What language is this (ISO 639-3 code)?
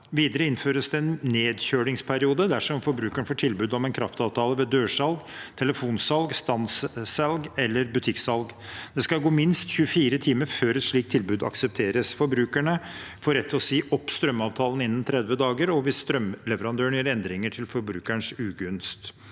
nor